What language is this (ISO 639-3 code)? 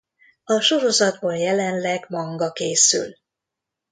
hun